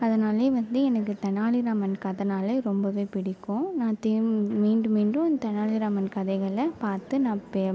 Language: Tamil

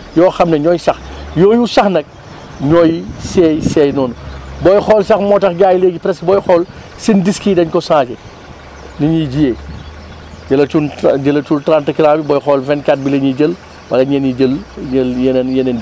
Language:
Wolof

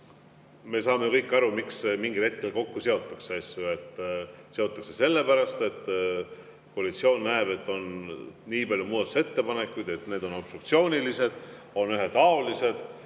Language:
Estonian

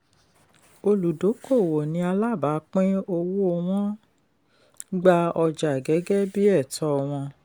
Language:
Yoruba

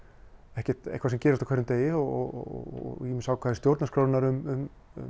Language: Icelandic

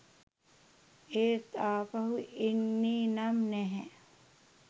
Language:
Sinhala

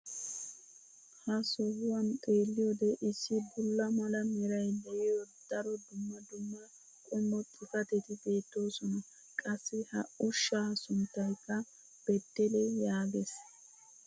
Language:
Wolaytta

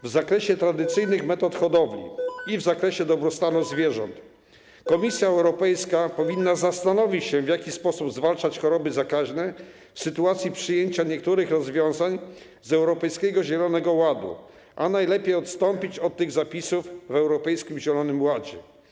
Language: Polish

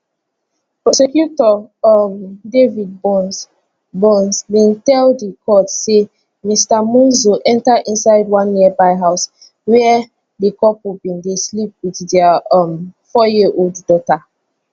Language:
Nigerian Pidgin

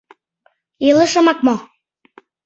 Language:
Mari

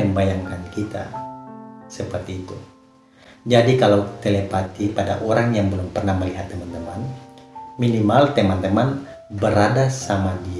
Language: Indonesian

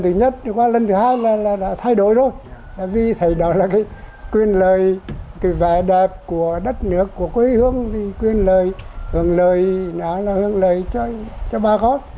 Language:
Vietnamese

